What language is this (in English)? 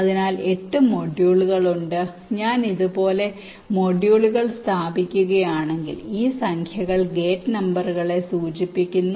Malayalam